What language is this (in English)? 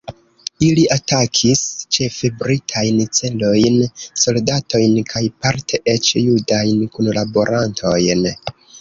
Esperanto